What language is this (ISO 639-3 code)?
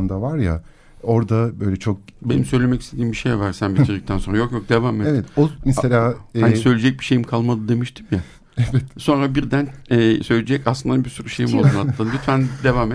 tur